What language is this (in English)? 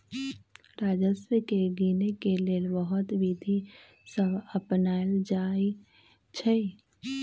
Magahi